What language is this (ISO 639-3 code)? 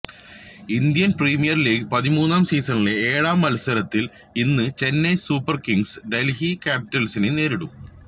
mal